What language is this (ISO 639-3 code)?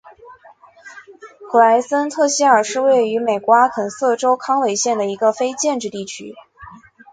zho